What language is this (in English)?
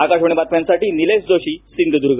Marathi